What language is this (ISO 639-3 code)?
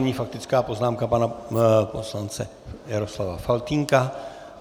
ces